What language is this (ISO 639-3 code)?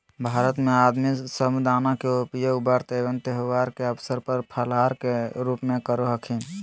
mag